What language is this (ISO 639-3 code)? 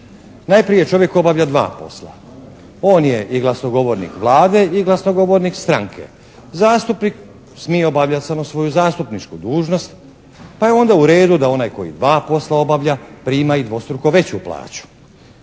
hrv